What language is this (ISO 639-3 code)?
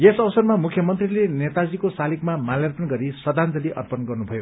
nep